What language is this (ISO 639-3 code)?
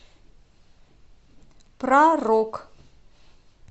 rus